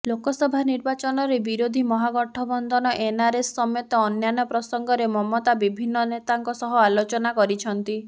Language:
Odia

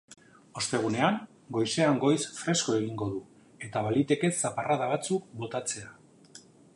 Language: Basque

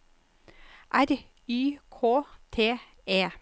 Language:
Norwegian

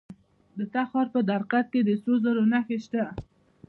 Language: Pashto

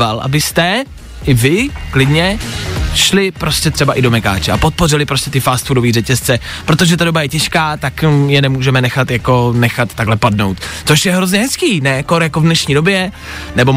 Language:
Czech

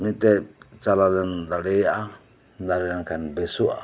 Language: Santali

